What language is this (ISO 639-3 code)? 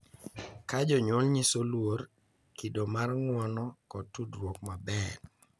luo